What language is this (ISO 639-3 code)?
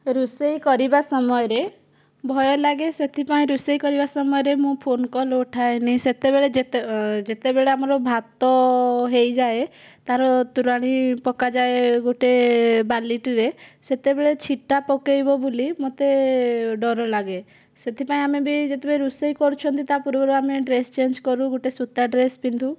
ori